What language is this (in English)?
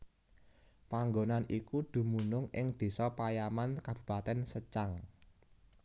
Javanese